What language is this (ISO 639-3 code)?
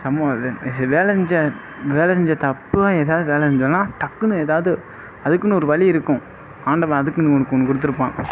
tam